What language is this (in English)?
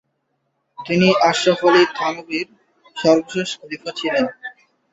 Bangla